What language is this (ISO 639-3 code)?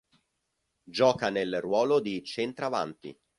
ita